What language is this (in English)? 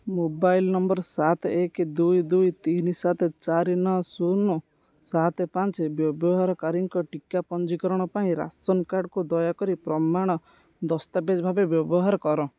Odia